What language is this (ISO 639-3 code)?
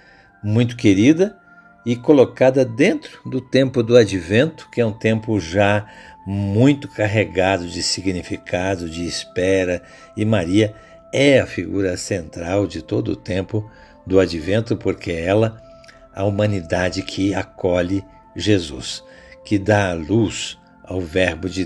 por